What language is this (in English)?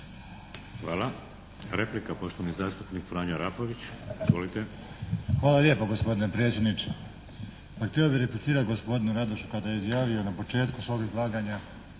Croatian